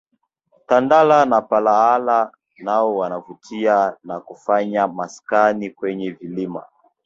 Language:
Swahili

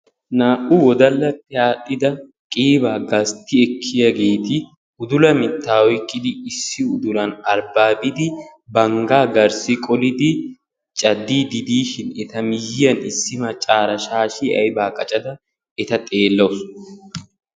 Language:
Wolaytta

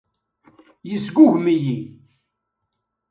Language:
Kabyle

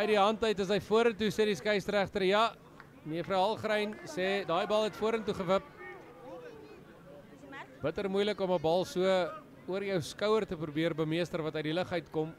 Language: Dutch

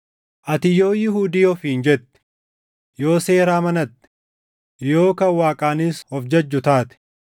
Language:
Oromo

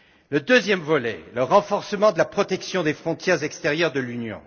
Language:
French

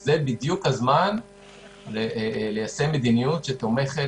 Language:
Hebrew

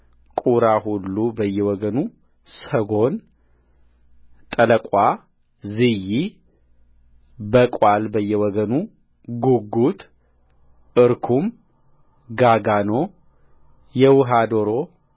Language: Amharic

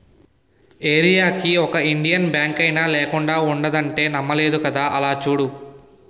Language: Telugu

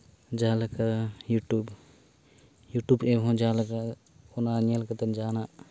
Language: Santali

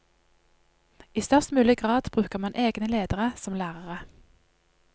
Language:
Norwegian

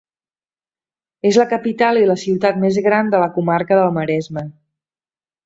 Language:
Catalan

